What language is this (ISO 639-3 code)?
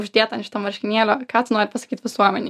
lit